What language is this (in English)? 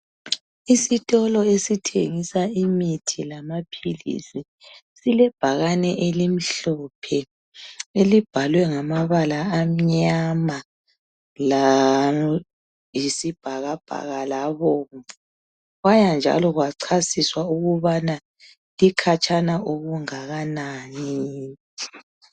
North Ndebele